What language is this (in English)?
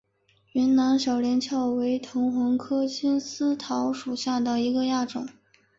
Chinese